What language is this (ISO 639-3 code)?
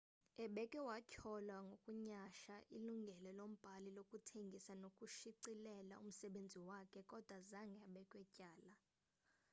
xho